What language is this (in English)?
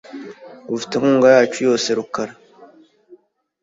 Kinyarwanda